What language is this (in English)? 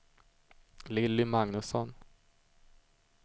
Swedish